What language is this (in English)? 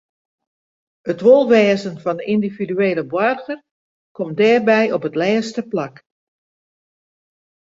Western Frisian